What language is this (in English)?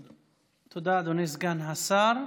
Hebrew